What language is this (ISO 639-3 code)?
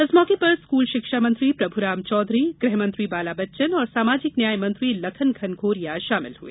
hin